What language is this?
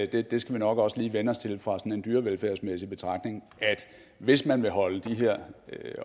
Danish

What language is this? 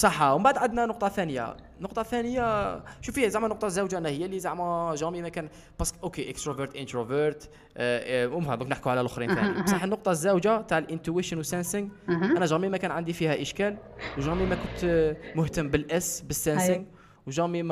Arabic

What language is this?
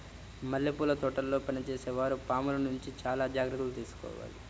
Telugu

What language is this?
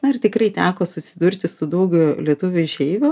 Lithuanian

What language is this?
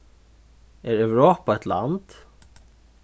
Faroese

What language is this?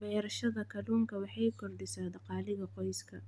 Somali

